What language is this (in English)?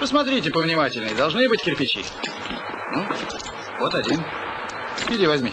Russian